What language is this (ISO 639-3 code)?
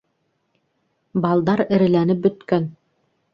bak